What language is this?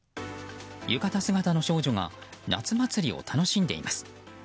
Japanese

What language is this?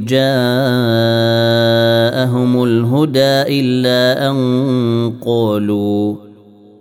Arabic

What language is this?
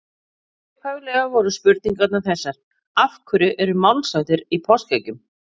Icelandic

